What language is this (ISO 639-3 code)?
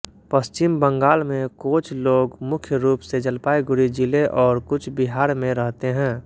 hin